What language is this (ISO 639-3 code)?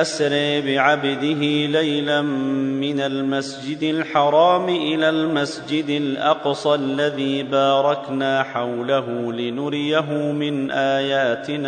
ara